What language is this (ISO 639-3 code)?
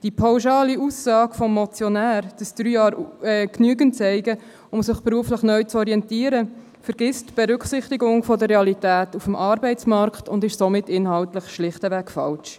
gsw